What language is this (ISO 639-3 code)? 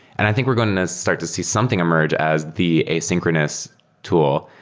eng